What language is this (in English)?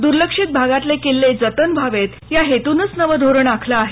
Marathi